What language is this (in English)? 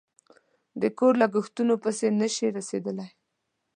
Pashto